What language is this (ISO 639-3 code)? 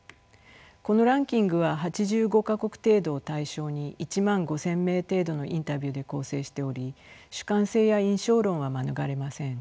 jpn